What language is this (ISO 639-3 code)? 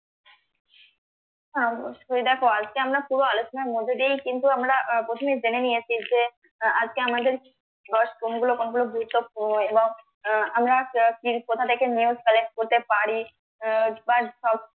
ben